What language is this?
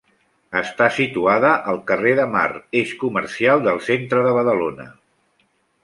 Catalan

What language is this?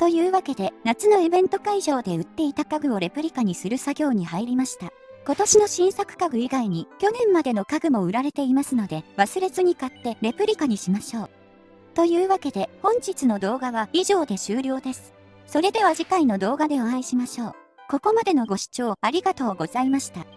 Japanese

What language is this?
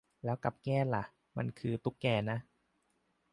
Thai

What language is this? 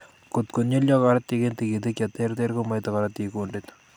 Kalenjin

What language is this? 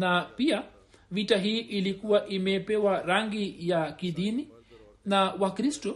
Swahili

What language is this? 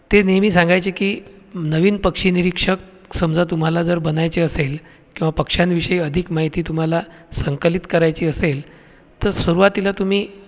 Marathi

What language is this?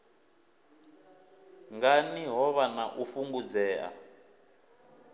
Venda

